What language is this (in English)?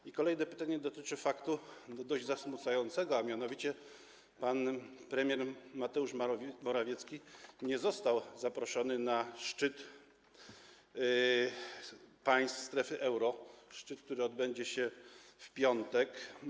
Polish